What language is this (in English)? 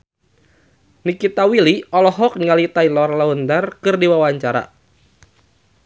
Sundanese